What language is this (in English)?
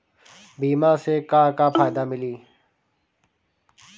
Bhojpuri